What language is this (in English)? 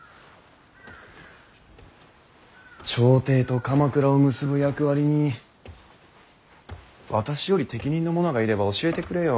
Japanese